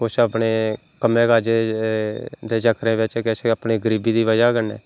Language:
Dogri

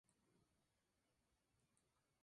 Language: Spanish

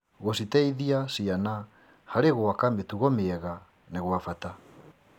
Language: Kikuyu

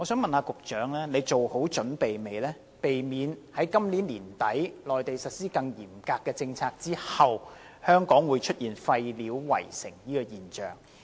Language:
Cantonese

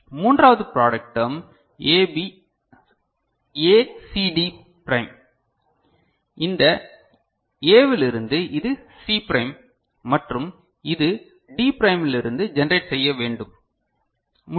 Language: Tamil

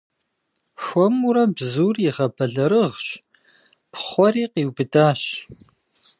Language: Kabardian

